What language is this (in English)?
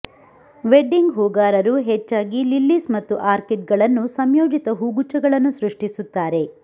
Kannada